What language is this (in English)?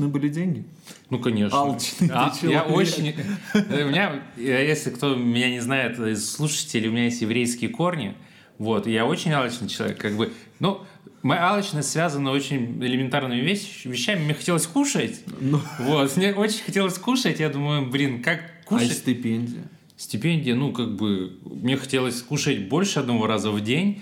Russian